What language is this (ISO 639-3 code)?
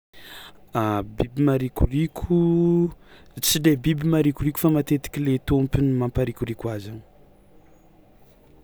xmw